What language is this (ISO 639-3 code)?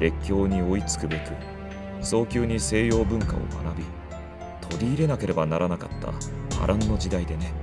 jpn